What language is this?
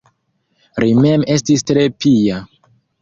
Esperanto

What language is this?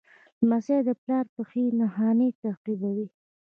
Pashto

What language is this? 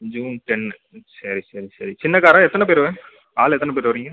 Tamil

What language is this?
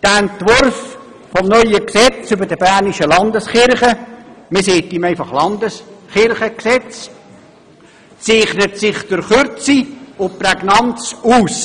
Swiss German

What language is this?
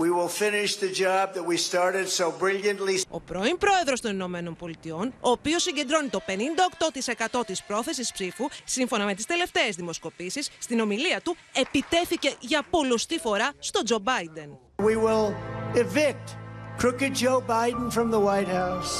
Greek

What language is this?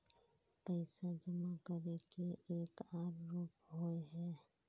Magahi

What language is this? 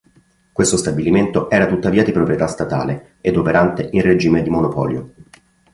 Italian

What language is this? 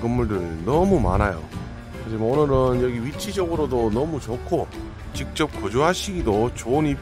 Korean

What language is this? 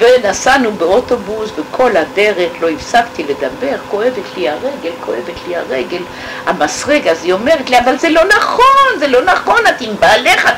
Hebrew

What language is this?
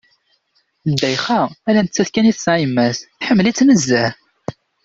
Kabyle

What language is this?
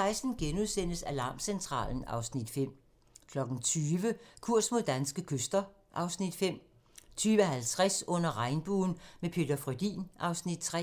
Danish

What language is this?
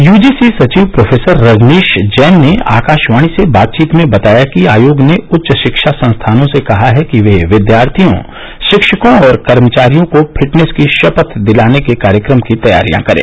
Hindi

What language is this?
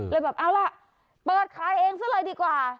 Thai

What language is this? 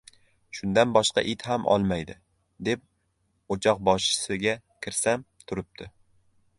Uzbek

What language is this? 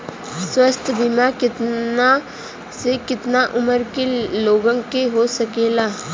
Bhojpuri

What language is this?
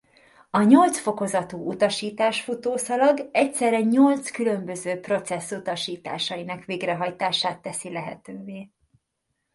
Hungarian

